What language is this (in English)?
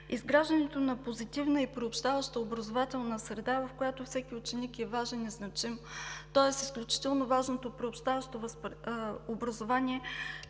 Bulgarian